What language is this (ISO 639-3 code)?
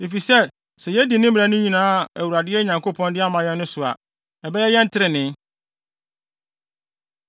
aka